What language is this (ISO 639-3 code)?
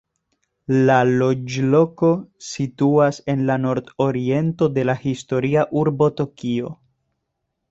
epo